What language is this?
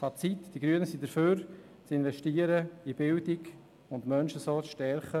Swiss German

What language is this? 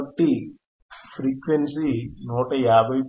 Telugu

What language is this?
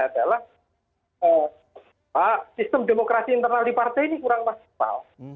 Indonesian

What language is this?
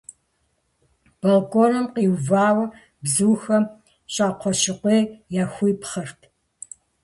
Kabardian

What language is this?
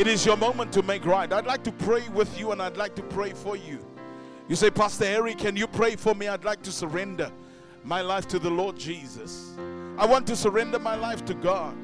English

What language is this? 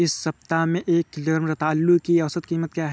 Hindi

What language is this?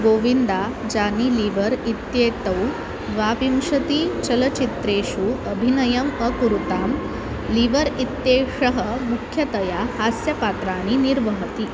Sanskrit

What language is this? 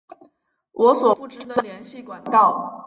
Chinese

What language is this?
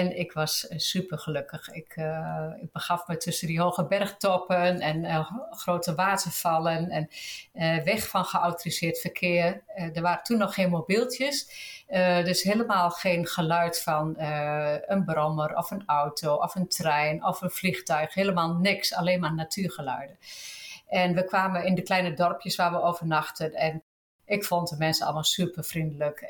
Dutch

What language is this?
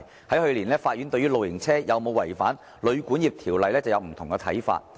Cantonese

